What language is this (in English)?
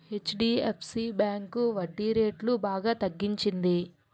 Telugu